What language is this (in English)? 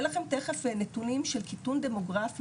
Hebrew